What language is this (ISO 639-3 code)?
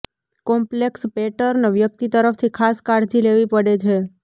guj